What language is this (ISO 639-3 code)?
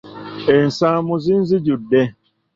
lug